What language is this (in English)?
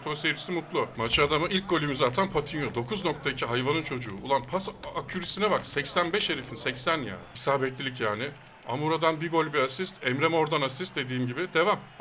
Turkish